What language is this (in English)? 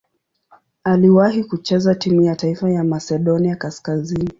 Swahili